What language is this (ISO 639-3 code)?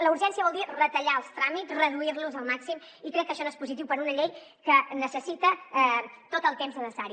cat